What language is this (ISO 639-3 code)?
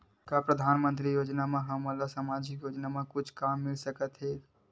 hne